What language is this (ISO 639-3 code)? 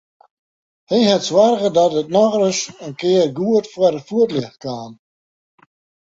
fry